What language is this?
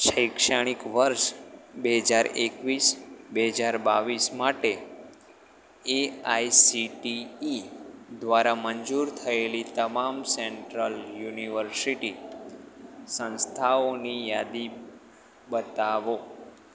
Gujarati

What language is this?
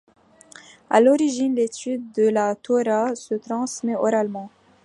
French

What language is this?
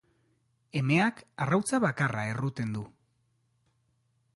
Basque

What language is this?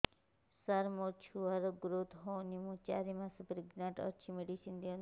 Odia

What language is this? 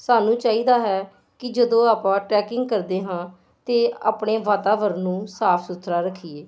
Punjabi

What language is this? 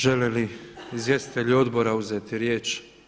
Croatian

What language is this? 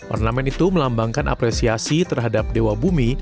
Indonesian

